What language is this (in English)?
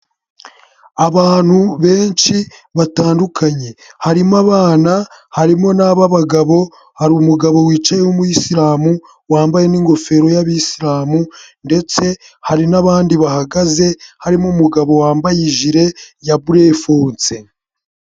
Kinyarwanda